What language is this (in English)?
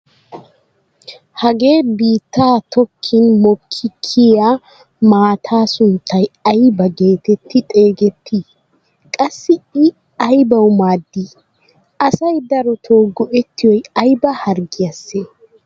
Wolaytta